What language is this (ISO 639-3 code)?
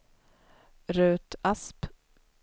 swe